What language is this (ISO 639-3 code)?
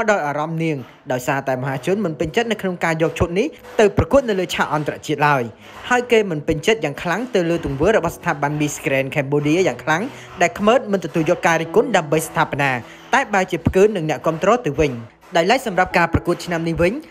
tha